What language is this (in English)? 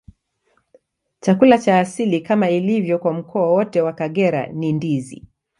Swahili